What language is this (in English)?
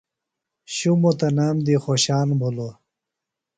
Phalura